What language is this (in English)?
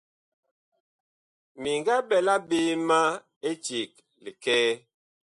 Bakoko